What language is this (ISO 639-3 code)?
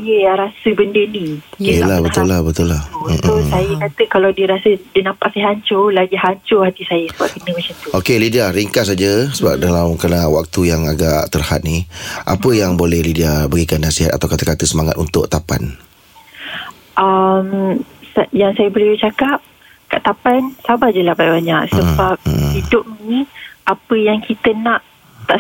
msa